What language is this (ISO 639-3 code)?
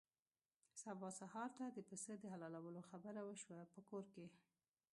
pus